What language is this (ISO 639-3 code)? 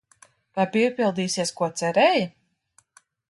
lav